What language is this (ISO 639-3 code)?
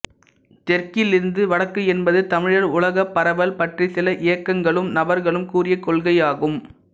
tam